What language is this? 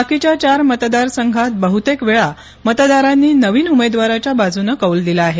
Marathi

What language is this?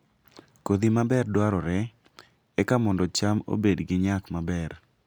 Luo (Kenya and Tanzania)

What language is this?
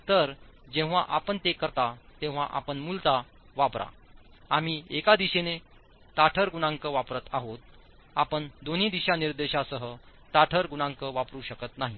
Marathi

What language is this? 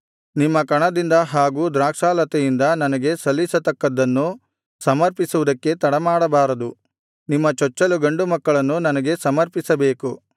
Kannada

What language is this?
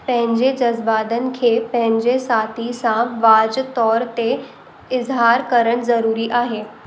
Sindhi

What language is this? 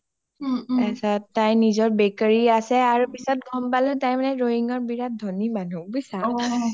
Assamese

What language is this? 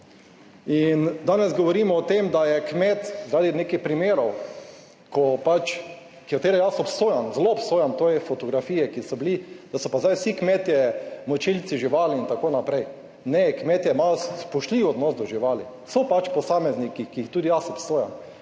Slovenian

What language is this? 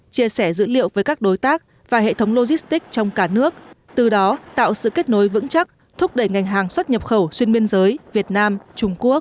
Vietnamese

